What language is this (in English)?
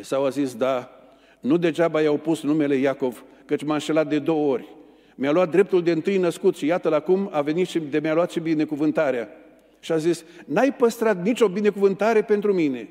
Romanian